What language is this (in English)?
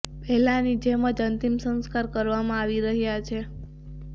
Gujarati